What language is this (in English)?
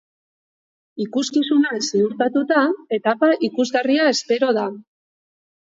Basque